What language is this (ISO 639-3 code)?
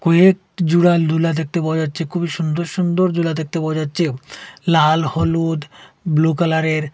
ben